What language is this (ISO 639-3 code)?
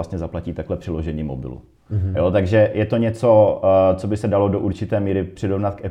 ces